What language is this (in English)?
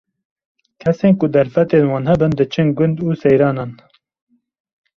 Kurdish